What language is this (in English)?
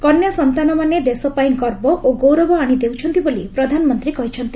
Odia